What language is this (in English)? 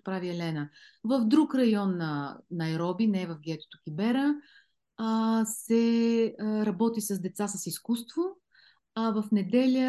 Bulgarian